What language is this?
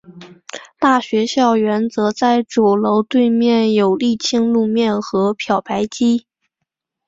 Chinese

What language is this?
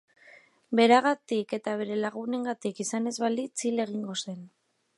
Basque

